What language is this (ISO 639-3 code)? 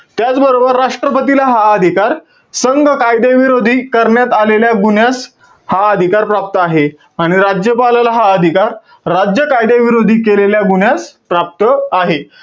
mar